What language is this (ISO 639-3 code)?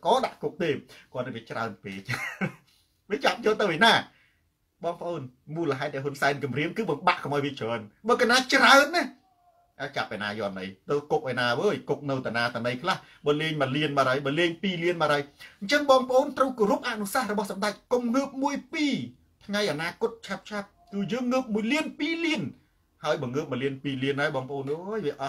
tha